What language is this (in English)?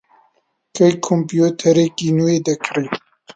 Central Kurdish